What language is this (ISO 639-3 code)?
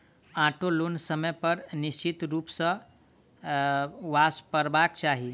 mai